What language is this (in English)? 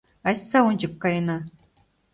Mari